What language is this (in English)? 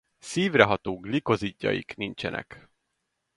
Hungarian